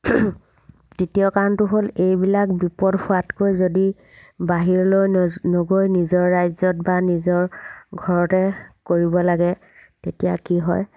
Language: Assamese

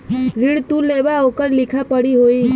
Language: Bhojpuri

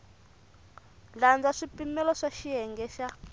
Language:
Tsonga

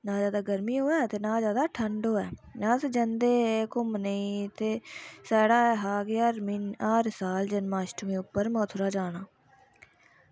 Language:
Dogri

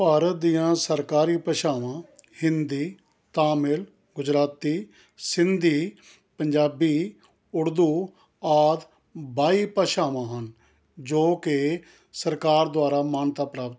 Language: Punjabi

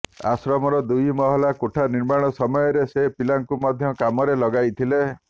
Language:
Odia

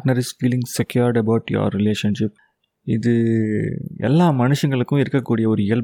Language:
Tamil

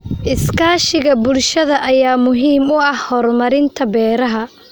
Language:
Somali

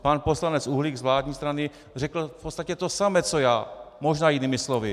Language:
Czech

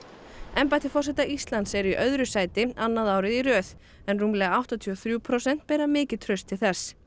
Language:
Icelandic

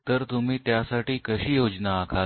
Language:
Marathi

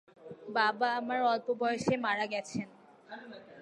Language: Bangla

